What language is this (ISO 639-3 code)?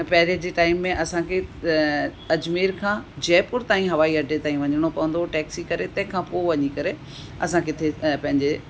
snd